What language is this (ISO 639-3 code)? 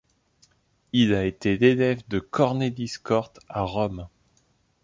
fra